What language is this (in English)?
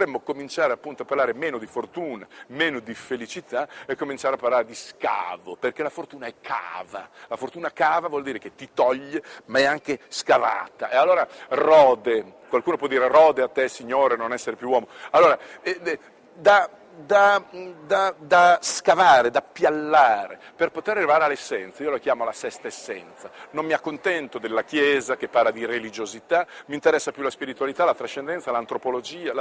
Italian